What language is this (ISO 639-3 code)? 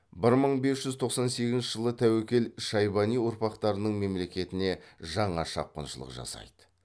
kaz